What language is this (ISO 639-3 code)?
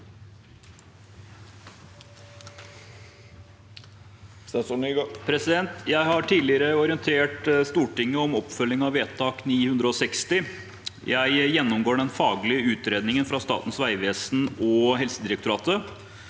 nor